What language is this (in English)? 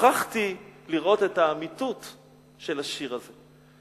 Hebrew